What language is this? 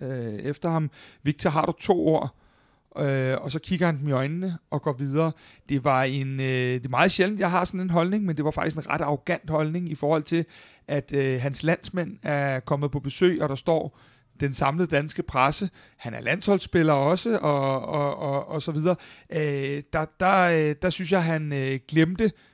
Danish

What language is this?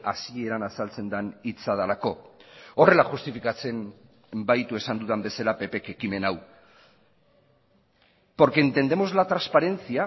Basque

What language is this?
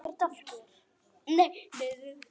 Icelandic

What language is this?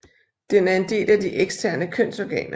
Danish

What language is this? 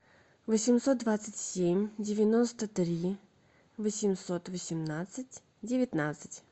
Russian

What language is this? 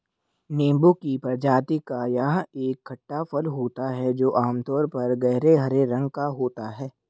Hindi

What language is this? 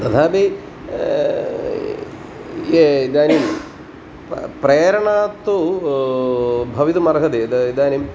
Sanskrit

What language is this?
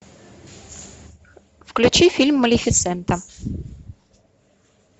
Russian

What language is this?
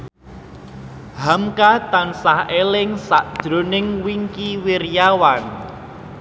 Javanese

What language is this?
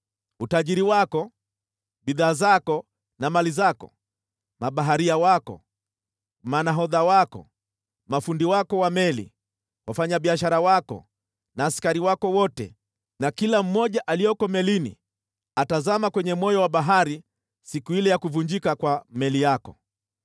Swahili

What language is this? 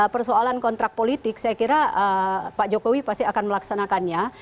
Indonesian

